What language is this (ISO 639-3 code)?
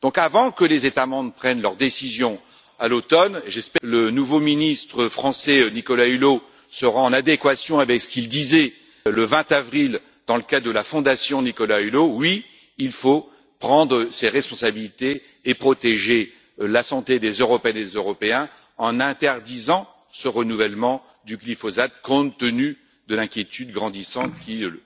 fra